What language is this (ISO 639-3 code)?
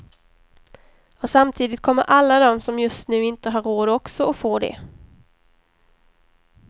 swe